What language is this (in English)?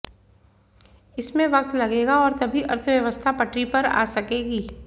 Hindi